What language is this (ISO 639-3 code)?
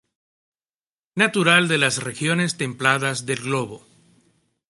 spa